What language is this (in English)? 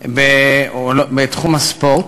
Hebrew